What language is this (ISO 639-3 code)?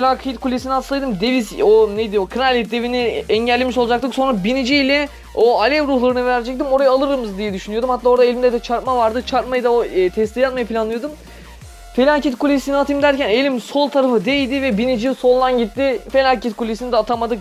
tur